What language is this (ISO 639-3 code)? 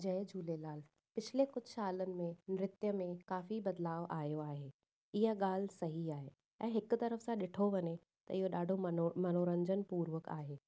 snd